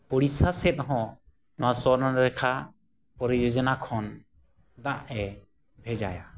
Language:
Santali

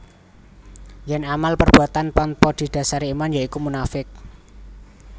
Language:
Javanese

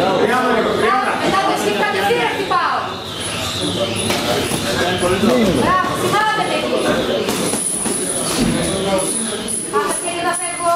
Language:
Greek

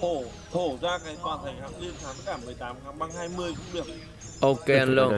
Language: Vietnamese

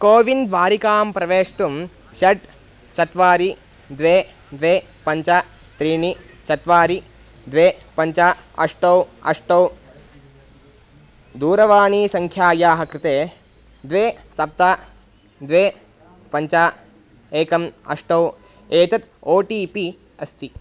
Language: Sanskrit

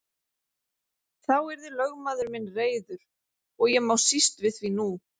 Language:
Icelandic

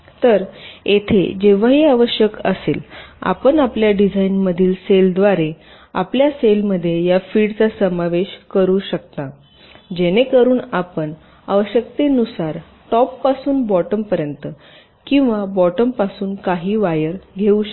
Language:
Marathi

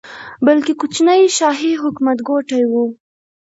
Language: Pashto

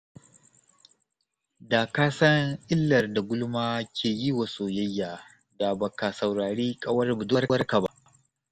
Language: Hausa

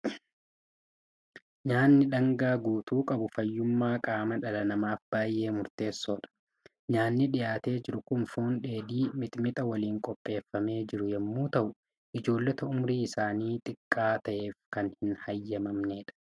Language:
Oromo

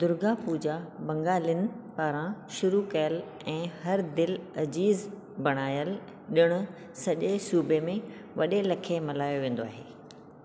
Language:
Sindhi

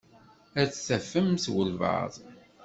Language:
Kabyle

